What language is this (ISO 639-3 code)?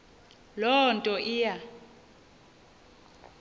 xho